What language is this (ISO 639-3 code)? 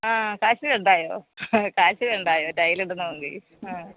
mal